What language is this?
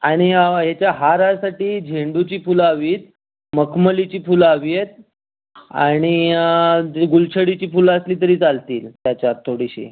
Marathi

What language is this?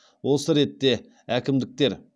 Kazakh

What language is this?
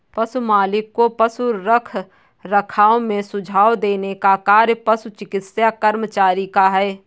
Hindi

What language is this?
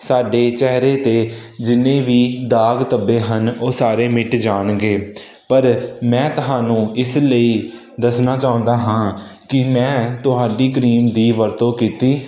Punjabi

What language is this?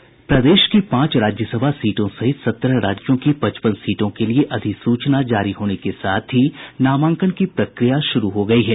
Hindi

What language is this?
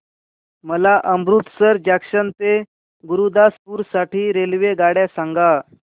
Marathi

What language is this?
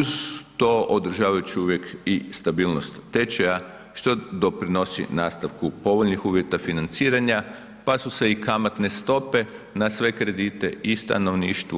Croatian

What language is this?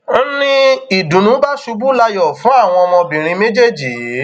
Yoruba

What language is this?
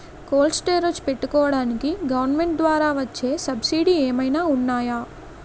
Telugu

